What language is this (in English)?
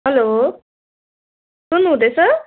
Nepali